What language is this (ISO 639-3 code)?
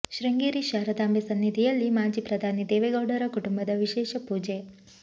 kan